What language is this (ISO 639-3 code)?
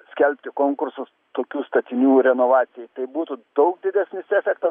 lit